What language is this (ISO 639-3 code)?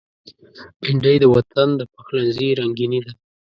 pus